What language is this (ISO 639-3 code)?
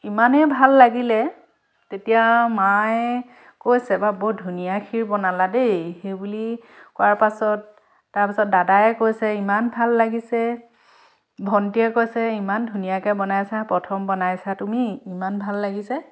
asm